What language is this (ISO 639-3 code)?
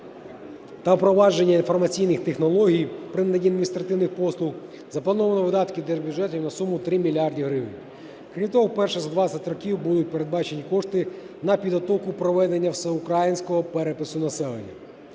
ukr